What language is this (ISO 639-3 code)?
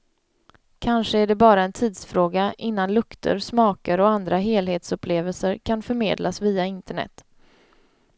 swe